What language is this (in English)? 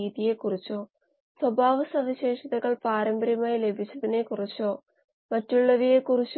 Malayalam